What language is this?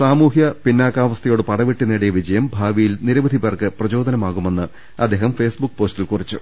Malayalam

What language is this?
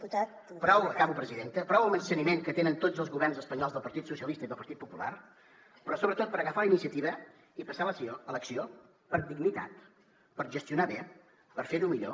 Catalan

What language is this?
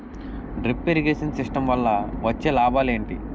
Telugu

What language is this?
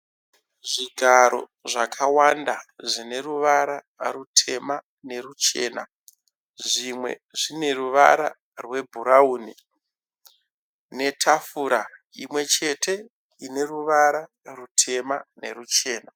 Shona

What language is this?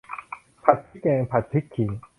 Thai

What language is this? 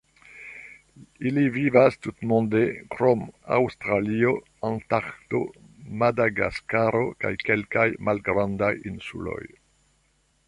Esperanto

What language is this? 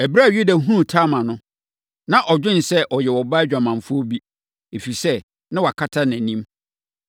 Akan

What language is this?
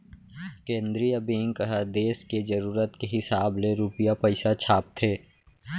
Chhattisgarhi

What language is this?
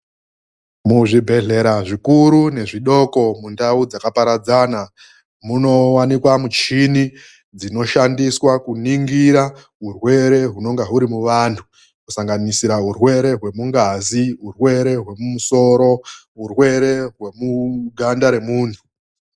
Ndau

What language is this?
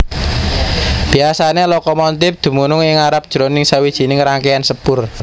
Javanese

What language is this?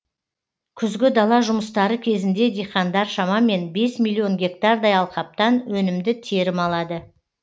Kazakh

